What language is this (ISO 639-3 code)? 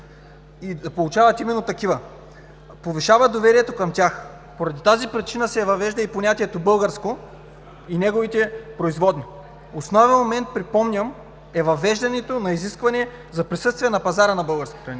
bul